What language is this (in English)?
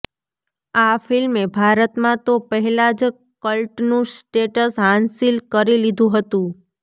Gujarati